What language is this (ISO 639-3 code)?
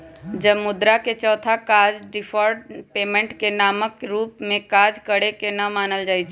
mag